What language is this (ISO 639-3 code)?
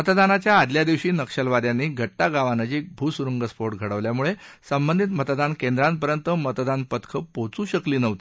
mar